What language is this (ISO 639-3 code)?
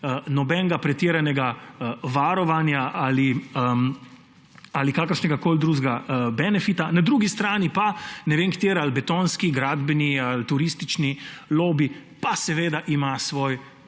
slv